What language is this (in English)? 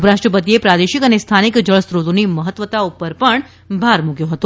Gujarati